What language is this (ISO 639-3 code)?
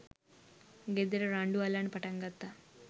sin